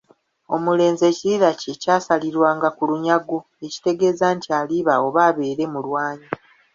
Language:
Ganda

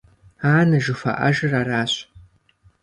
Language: Kabardian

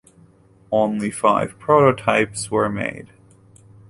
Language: English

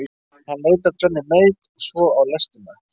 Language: Icelandic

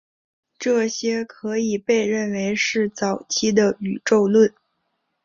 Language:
Chinese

